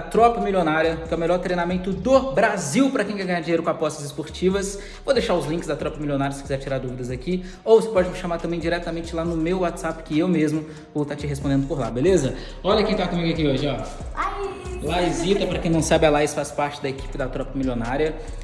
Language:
Portuguese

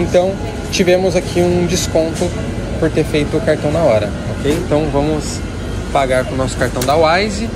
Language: Portuguese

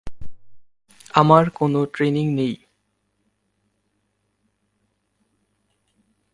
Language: Bangla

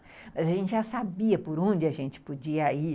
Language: Portuguese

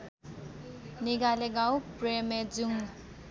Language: Nepali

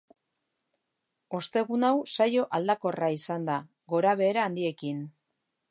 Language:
Basque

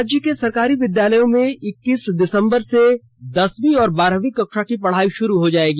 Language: Hindi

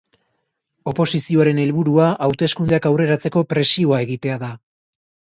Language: Basque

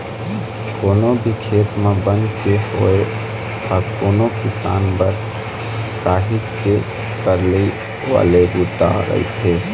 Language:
Chhattisgarhi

